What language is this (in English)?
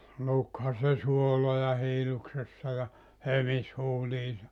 Finnish